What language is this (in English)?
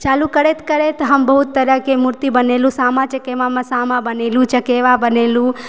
Maithili